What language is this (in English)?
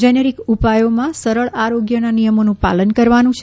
Gujarati